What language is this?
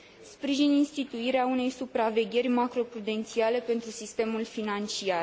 Romanian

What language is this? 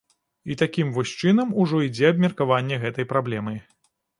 Belarusian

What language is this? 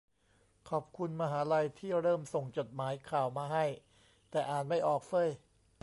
Thai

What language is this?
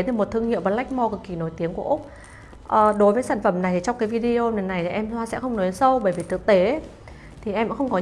Vietnamese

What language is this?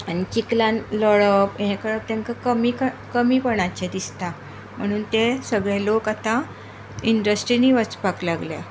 Konkani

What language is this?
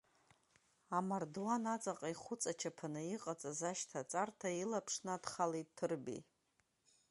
Abkhazian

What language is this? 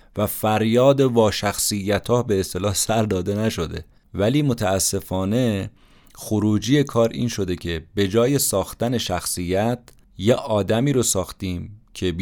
Persian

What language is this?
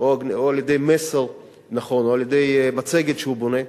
Hebrew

